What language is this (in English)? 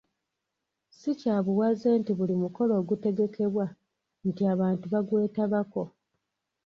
Ganda